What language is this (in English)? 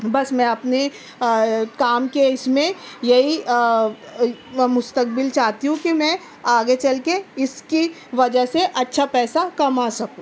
Urdu